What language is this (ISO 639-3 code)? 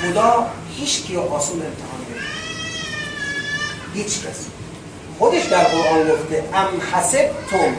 fas